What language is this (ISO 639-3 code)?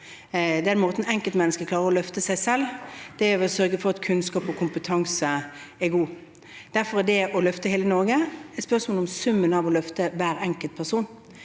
nor